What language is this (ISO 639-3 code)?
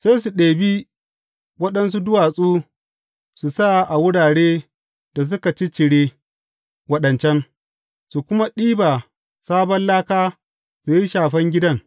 hau